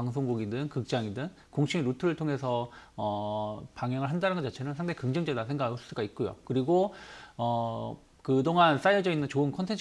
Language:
Korean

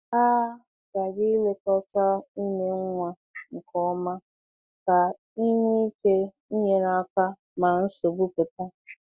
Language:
Igbo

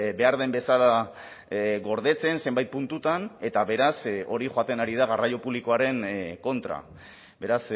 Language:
Basque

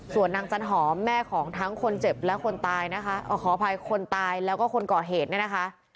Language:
Thai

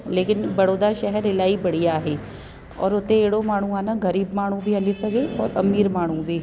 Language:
Sindhi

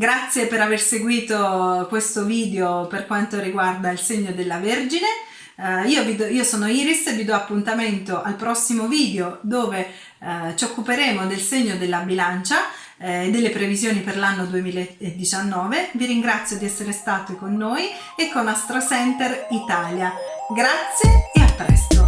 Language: Italian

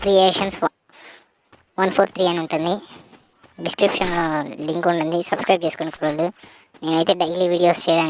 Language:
Turkish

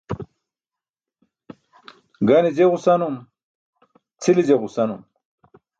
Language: Burushaski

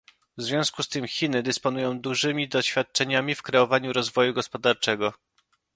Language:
Polish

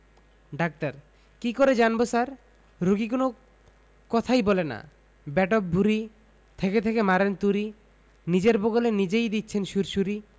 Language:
Bangla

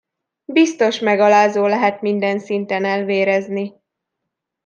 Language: Hungarian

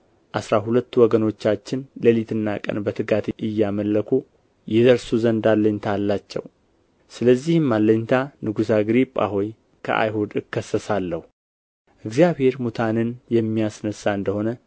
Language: Amharic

